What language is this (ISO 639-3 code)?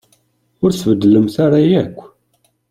kab